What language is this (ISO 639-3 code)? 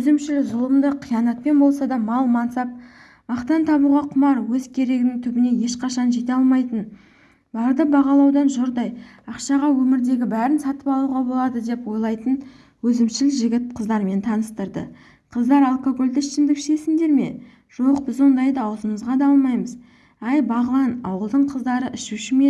tur